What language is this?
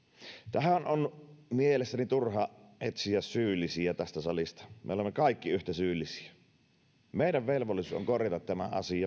Finnish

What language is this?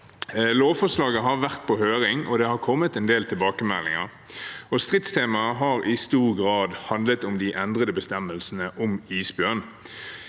Norwegian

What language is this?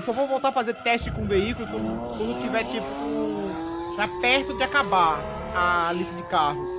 Portuguese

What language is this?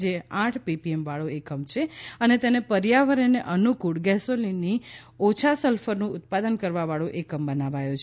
Gujarati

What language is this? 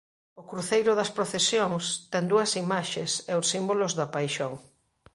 Galician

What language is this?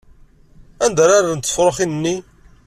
Kabyle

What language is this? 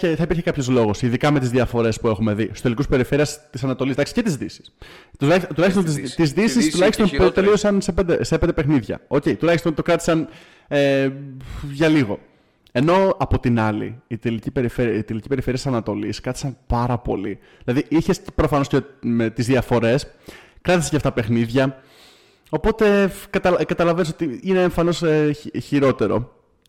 Greek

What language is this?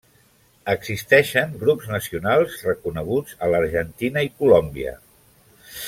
Catalan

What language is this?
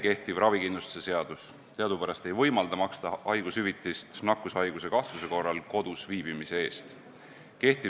Estonian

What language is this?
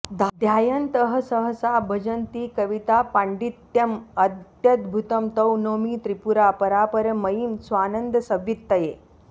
Sanskrit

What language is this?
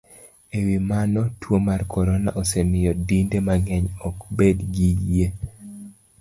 Luo (Kenya and Tanzania)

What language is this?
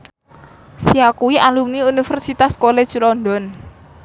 Javanese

